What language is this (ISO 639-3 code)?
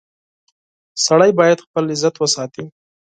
pus